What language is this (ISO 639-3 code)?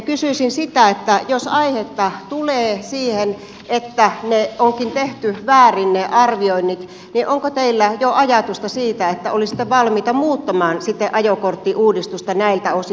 fin